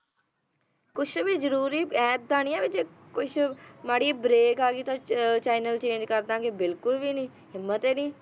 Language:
Punjabi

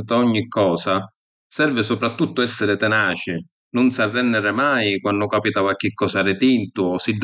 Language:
Sicilian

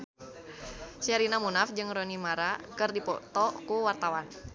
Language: Sundanese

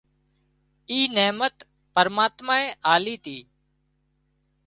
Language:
Wadiyara Koli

